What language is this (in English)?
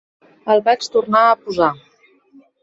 Catalan